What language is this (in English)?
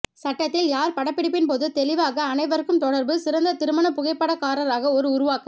Tamil